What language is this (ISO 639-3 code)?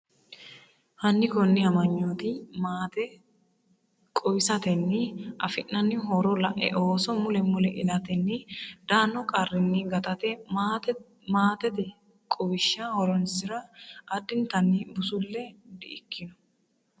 sid